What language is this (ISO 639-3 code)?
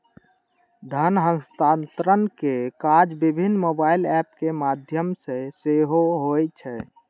mai